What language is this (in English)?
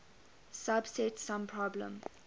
English